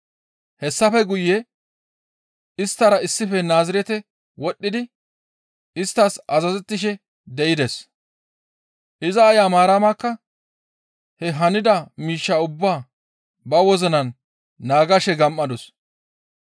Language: Gamo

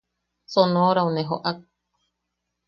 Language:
Yaqui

